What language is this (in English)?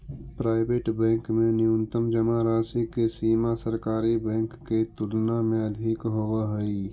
Magahi